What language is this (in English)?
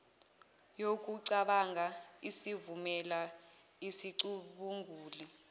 Zulu